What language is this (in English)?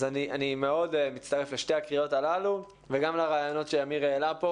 Hebrew